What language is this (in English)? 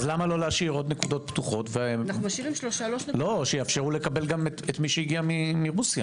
Hebrew